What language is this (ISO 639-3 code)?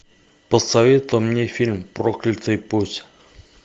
rus